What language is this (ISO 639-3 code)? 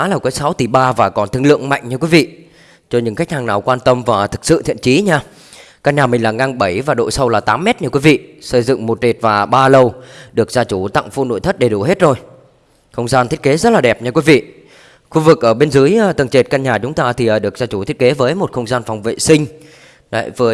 vie